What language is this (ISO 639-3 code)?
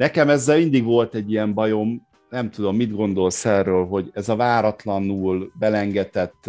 hun